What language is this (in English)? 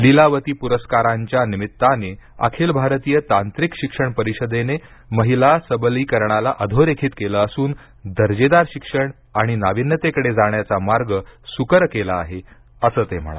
Marathi